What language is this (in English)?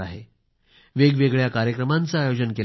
Marathi